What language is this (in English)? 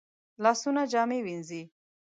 Pashto